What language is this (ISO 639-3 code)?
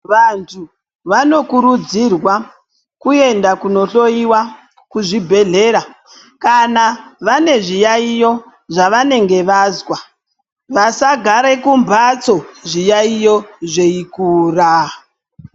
ndc